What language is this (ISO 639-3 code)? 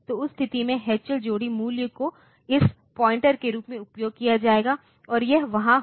hin